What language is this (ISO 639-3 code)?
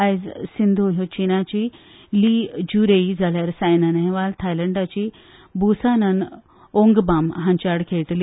kok